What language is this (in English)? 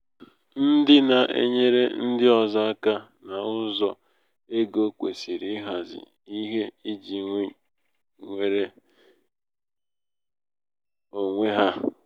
Igbo